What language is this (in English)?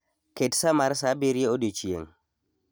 Luo (Kenya and Tanzania)